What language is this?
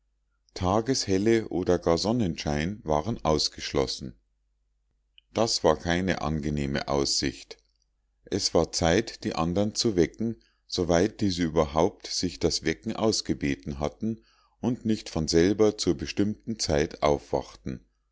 German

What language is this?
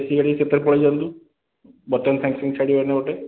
Odia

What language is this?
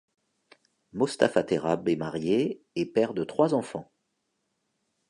French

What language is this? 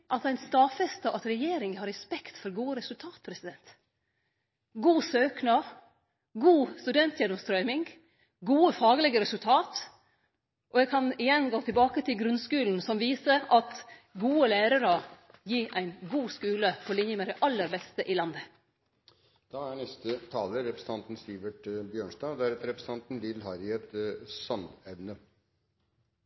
Norwegian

